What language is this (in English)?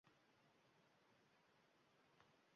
Uzbek